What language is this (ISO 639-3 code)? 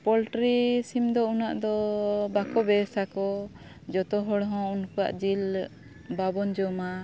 sat